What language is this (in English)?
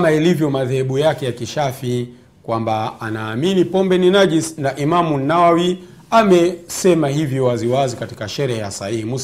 Swahili